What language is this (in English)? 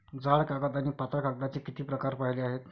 Marathi